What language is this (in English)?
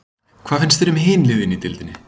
Icelandic